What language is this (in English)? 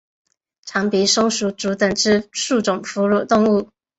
Chinese